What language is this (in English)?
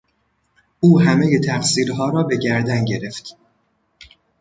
Persian